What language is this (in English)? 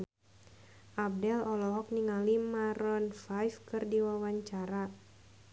Sundanese